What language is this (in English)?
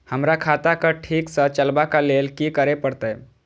Maithili